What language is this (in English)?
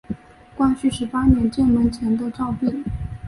Chinese